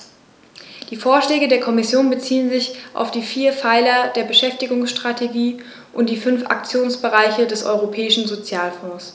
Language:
German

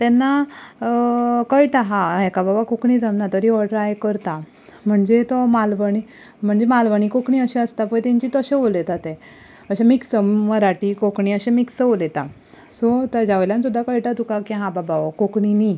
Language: Konkani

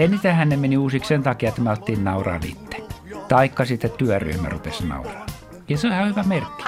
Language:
Finnish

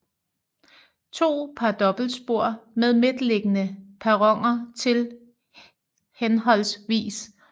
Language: Danish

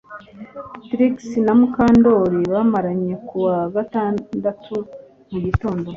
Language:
Kinyarwanda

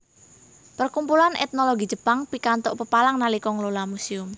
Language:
Javanese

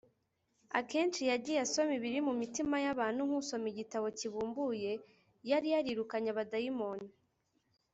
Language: Kinyarwanda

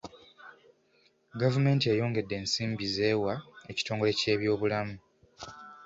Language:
Ganda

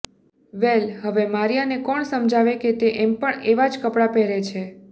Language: Gujarati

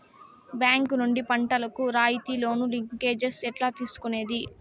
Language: Telugu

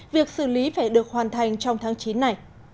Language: Vietnamese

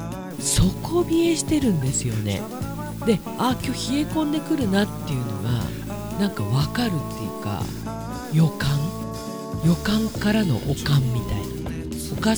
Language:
Japanese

